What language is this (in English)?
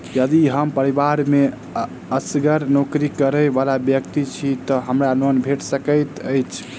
Maithili